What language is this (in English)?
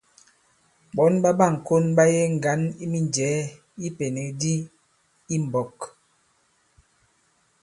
Bankon